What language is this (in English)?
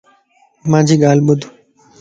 Lasi